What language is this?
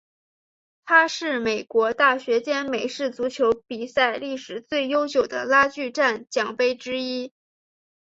Chinese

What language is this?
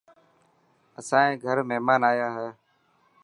Dhatki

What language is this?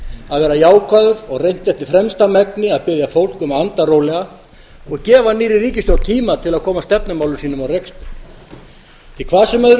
Icelandic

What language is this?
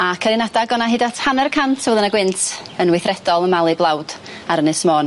Welsh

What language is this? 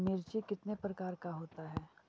Magahi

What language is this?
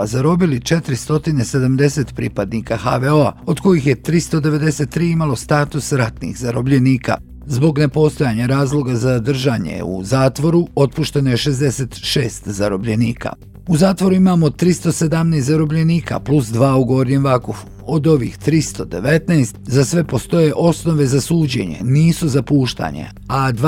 Croatian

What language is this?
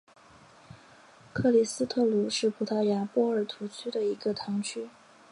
Chinese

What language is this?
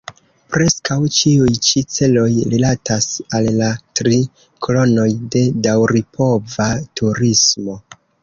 Esperanto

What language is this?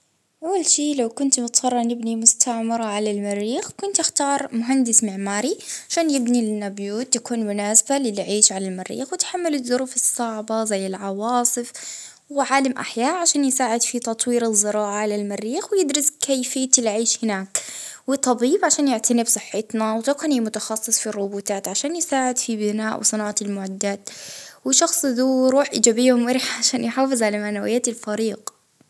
Libyan Arabic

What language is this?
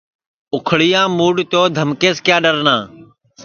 Sansi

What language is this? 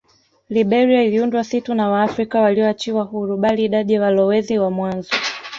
Swahili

